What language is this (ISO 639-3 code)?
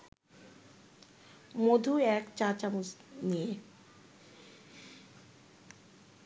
ben